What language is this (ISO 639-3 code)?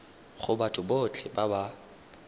tsn